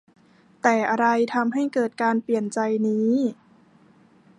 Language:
Thai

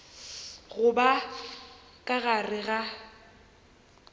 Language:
Northern Sotho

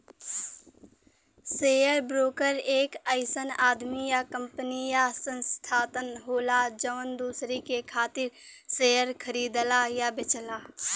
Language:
Bhojpuri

